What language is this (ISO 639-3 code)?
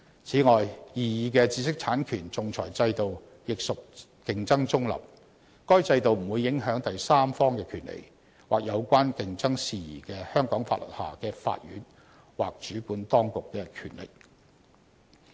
yue